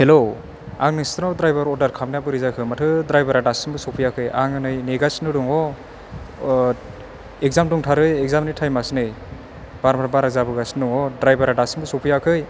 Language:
Bodo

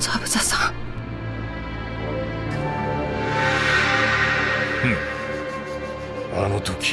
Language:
Japanese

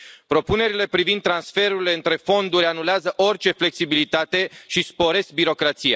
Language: Romanian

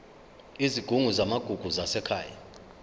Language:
Zulu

